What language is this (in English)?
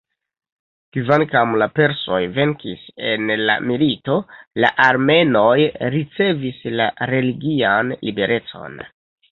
Esperanto